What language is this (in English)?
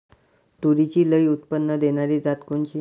Marathi